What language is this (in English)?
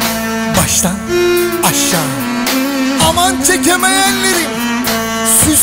Greek